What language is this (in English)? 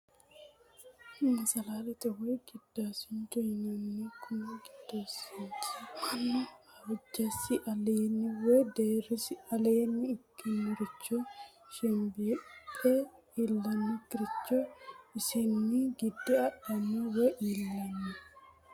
Sidamo